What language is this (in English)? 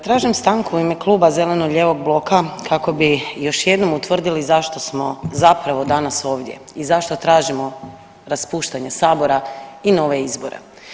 Croatian